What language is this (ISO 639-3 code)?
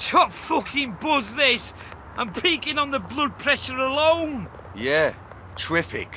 eng